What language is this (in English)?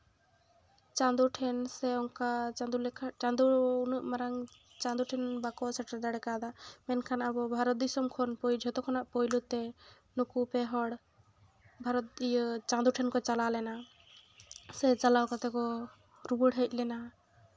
Santali